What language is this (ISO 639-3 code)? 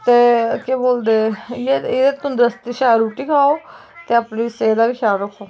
doi